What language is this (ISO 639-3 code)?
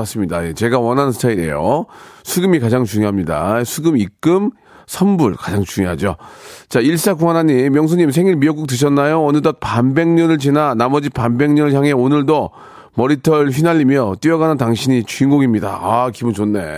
kor